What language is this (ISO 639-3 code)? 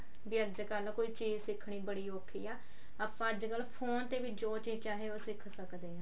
pan